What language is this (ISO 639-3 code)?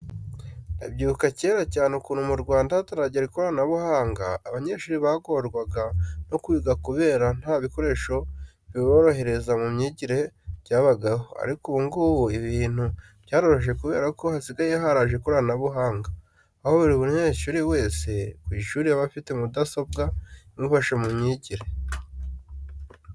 kin